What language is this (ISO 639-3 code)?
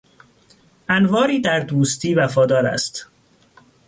fas